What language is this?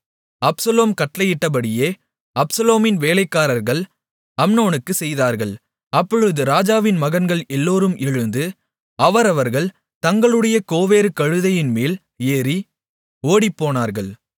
Tamil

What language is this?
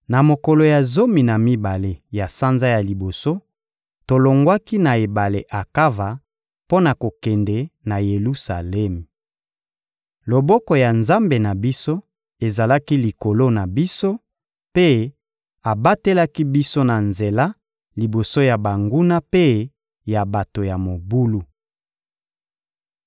Lingala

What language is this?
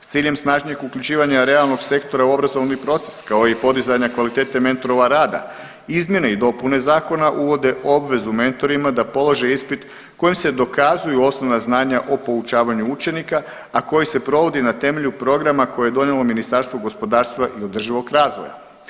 Croatian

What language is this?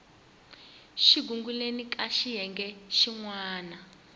Tsonga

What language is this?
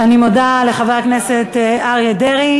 Hebrew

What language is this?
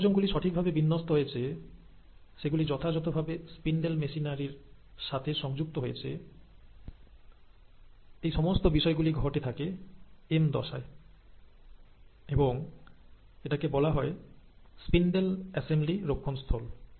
Bangla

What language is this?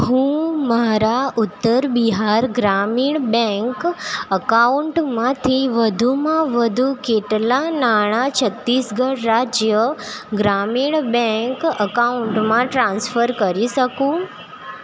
Gujarati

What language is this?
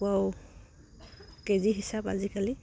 Assamese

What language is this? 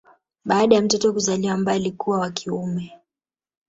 Swahili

